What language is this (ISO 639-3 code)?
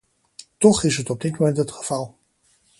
nld